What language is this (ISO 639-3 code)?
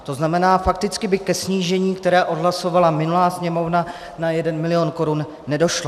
ces